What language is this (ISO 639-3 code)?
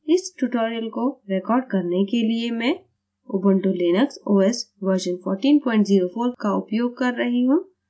hin